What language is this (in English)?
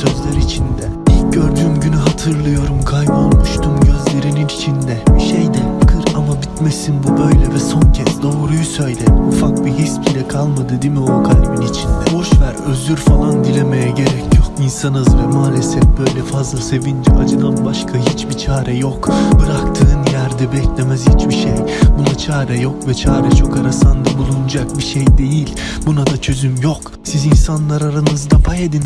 Turkish